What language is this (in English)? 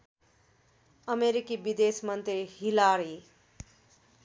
Nepali